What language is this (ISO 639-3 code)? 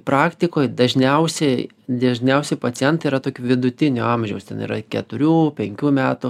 lit